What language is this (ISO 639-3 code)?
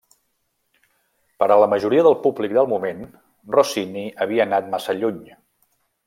cat